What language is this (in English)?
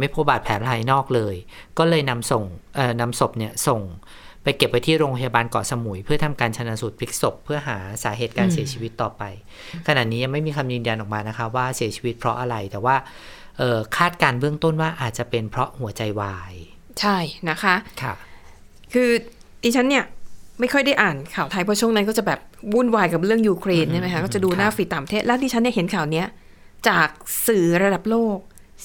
Thai